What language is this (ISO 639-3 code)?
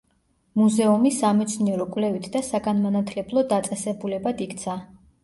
kat